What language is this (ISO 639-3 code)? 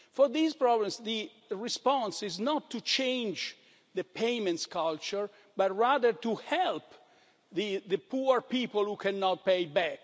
eng